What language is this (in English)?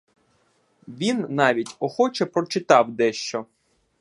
Ukrainian